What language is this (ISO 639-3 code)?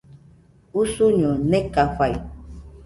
hux